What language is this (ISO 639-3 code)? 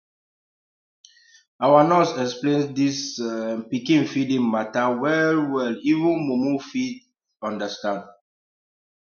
pcm